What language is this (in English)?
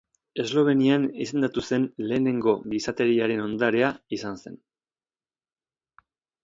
Basque